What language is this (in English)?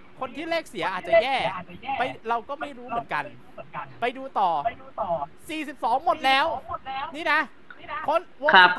Thai